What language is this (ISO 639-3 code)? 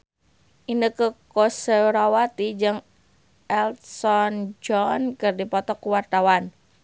sun